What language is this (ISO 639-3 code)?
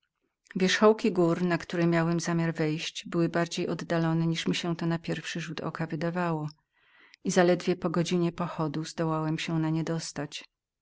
pol